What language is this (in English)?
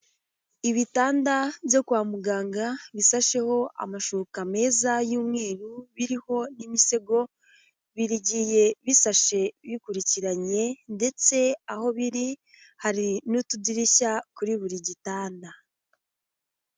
Kinyarwanda